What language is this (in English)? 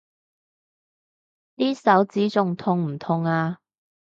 Cantonese